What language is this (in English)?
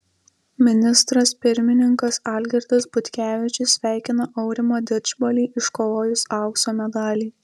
Lithuanian